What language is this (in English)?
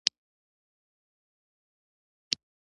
Pashto